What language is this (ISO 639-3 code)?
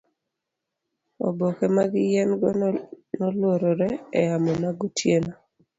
luo